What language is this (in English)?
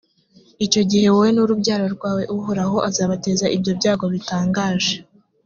Kinyarwanda